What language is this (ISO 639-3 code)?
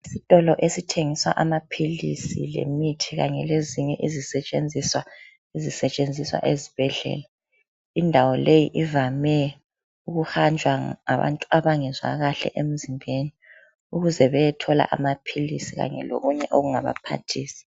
nde